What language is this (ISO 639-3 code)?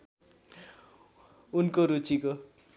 nep